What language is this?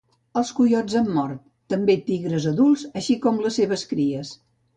Catalan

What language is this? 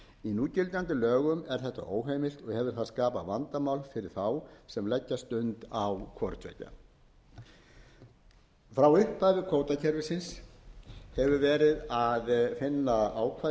Icelandic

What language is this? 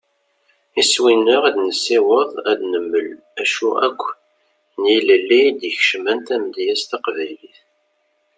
Kabyle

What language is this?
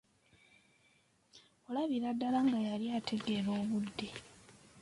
Ganda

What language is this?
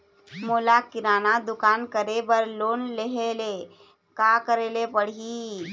Chhattisgarhi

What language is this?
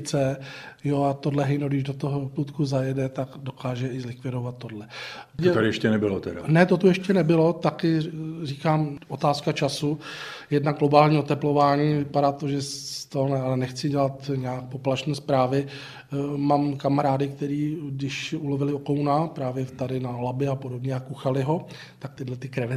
Czech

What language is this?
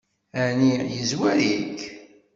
Kabyle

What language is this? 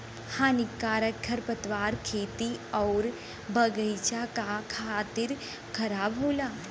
Bhojpuri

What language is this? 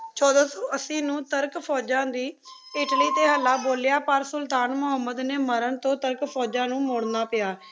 Punjabi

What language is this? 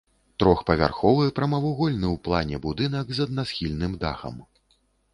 Belarusian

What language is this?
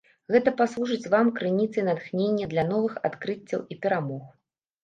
Belarusian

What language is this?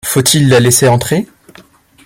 French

